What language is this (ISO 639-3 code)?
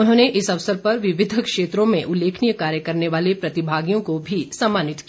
hin